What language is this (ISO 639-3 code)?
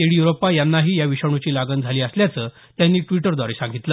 mar